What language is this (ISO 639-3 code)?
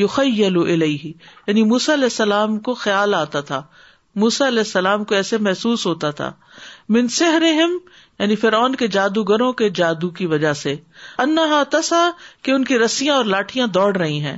urd